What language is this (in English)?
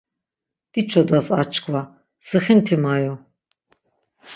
Laz